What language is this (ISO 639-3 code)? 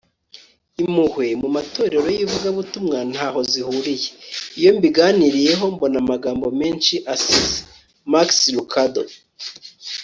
kin